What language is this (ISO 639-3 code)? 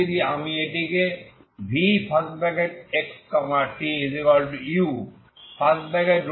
ben